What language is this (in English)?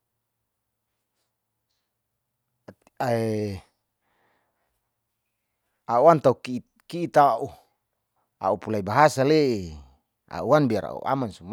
Saleman